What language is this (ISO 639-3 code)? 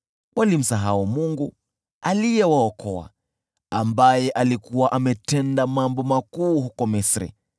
swa